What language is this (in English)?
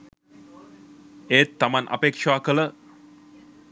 Sinhala